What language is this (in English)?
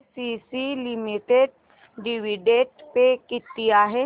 Marathi